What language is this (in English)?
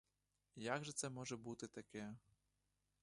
Ukrainian